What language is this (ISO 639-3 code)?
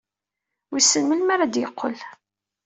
kab